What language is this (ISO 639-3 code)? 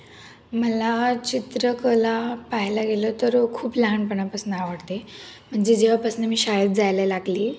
mar